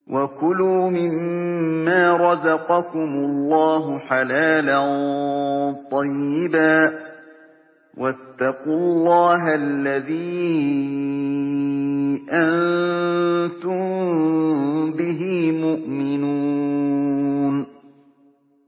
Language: Arabic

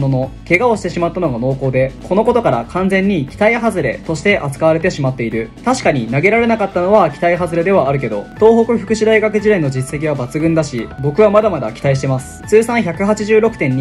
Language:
Japanese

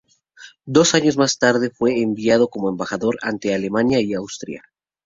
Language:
Spanish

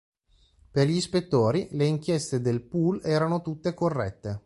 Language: Italian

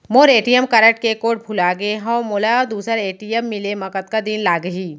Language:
Chhattisgarhi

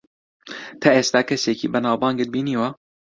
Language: Central Kurdish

